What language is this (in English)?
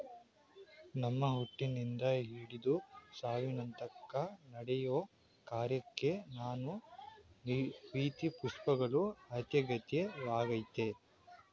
Kannada